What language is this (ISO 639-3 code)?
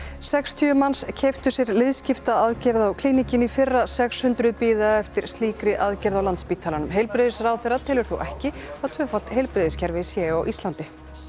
isl